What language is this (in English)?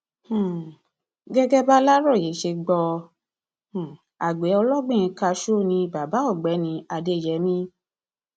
Yoruba